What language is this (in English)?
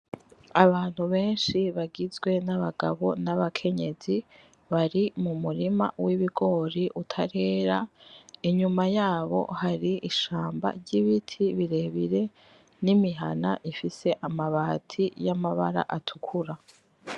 Rundi